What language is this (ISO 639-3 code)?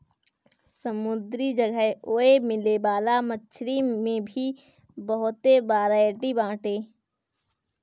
bho